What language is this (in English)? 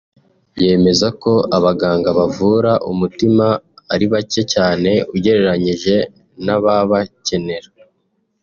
Kinyarwanda